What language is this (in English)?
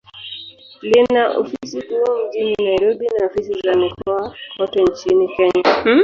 Swahili